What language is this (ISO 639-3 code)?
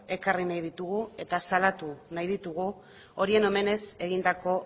eus